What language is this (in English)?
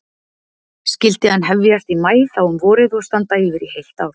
Icelandic